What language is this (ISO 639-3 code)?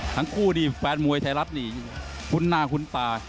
tha